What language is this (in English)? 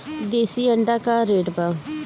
Bhojpuri